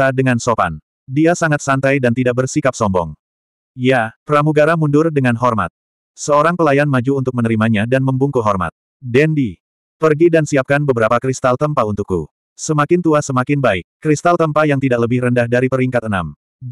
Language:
Indonesian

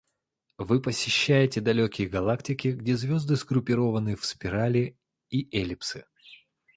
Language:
Russian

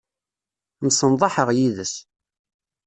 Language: Kabyle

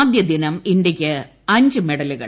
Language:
Malayalam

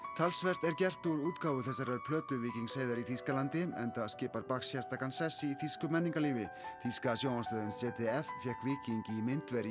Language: Icelandic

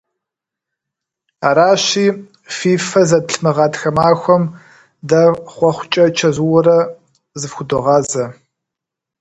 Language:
Kabardian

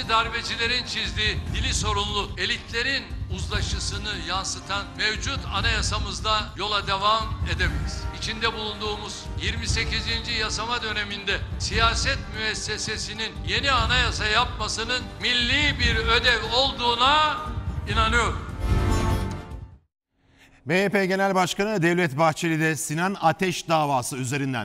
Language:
Turkish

